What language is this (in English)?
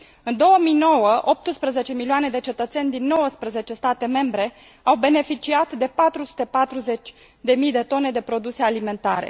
Romanian